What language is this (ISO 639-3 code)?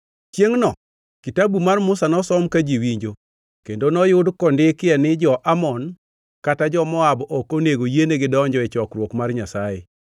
luo